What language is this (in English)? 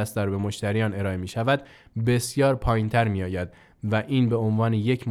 Persian